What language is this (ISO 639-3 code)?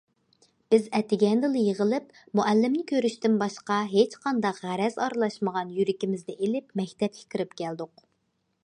uig